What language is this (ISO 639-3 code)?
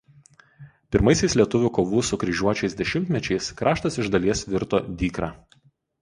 lit